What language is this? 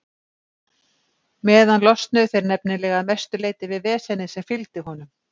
Icelandic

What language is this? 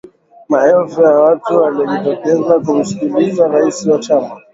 Swahili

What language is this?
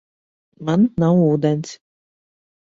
Latvian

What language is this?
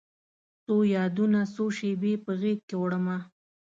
Pashto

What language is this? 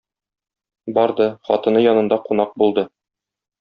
Tatar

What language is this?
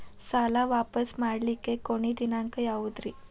Kannada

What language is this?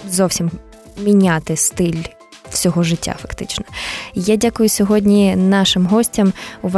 Ukrainian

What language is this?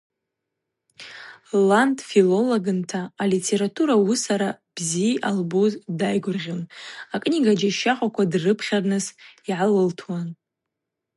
Abaza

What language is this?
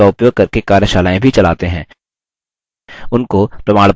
Hindi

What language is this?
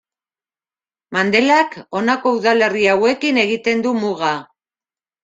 Basque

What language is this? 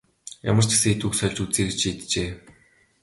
Mongolian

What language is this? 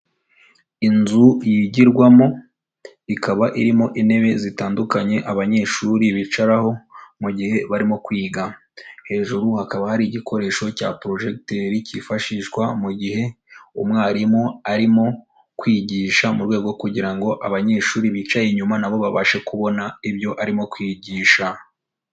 Kinyarwanda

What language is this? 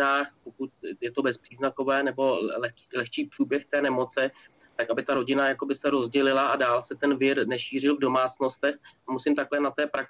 Czech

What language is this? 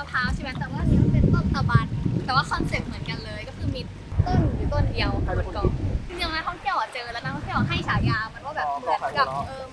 Thai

